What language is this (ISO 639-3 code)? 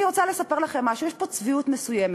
heb